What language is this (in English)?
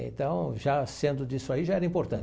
Portuguese